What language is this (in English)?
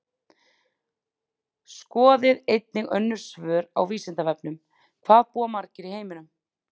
Icelandic